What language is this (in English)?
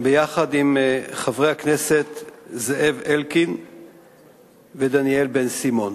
Hebrew